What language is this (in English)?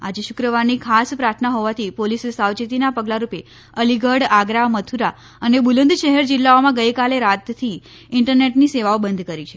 Gujarati